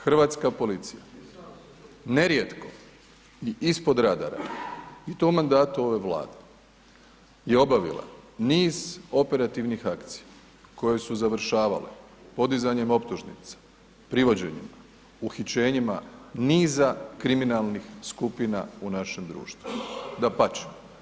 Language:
Croatian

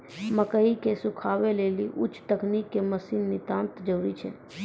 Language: Maithili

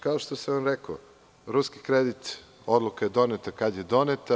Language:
Serbian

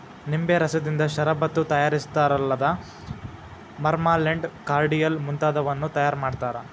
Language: Kannada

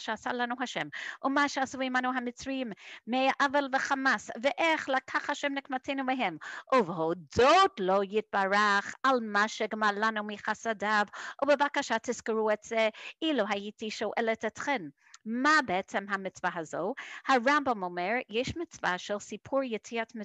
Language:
Hebrew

